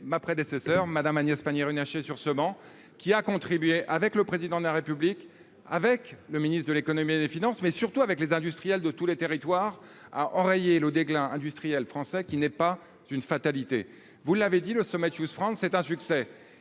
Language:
French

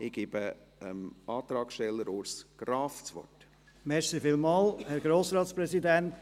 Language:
Swiss German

